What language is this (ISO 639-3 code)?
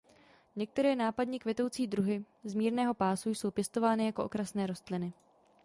ces